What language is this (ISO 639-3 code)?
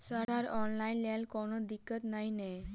mai